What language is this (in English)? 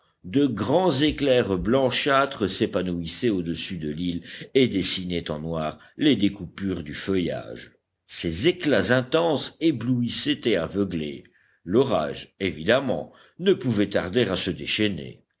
French